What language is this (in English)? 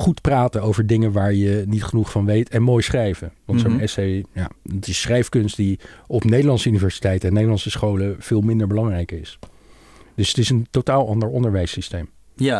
Dutch